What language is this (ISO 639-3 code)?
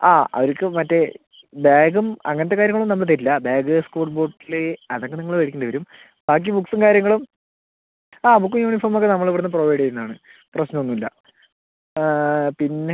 mal